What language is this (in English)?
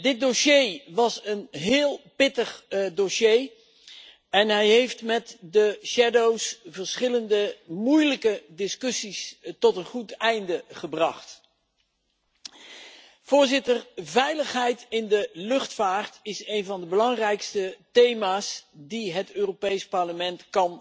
Dutch